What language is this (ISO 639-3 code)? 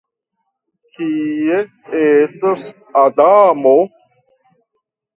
epo